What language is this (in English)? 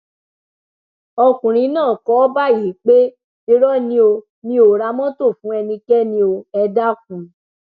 Yoruba